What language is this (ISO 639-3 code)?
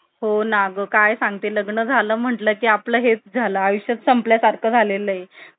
mar